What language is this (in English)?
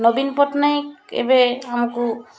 Odia